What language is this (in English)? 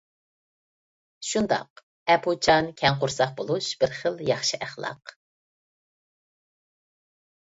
Uyghur